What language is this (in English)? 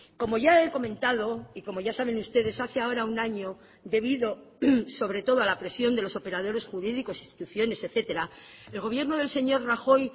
Spanish